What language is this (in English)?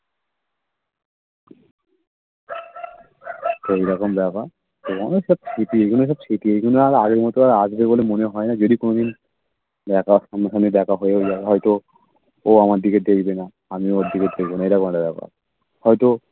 Bangla